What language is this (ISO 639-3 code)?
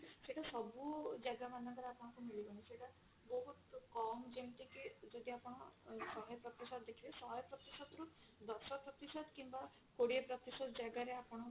ori